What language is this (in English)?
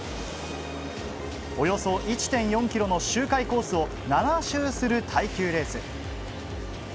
Japanese